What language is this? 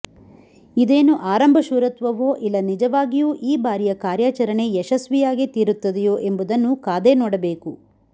Kannada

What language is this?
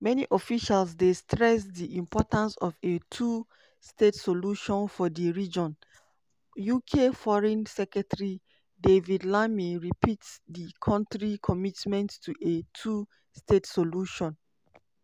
Nigerian Pidgin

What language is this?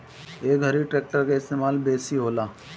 Bhojpuri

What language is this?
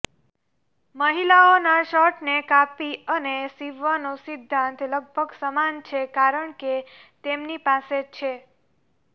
Gujarati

